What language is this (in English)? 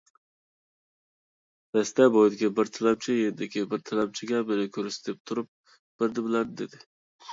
Uyghur